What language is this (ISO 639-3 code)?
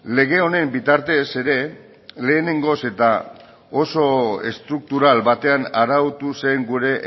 eus